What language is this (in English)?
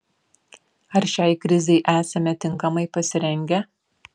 Lithuanian